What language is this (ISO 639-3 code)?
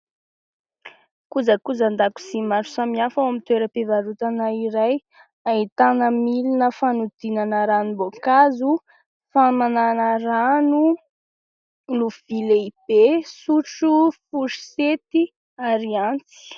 mlg